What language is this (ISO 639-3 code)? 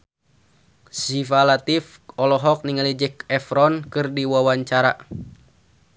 sun